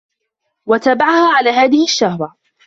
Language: Arabic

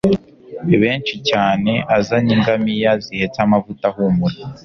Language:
Kinyarwanda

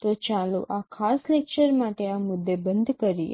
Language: Gujarati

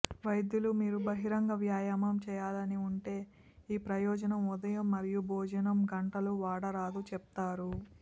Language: Telugu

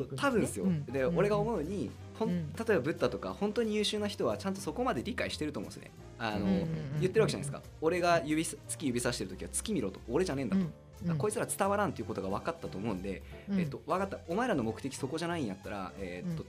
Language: Japanese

